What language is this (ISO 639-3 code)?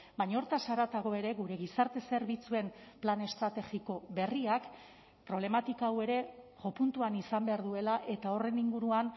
eus